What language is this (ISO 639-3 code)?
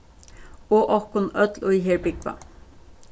fao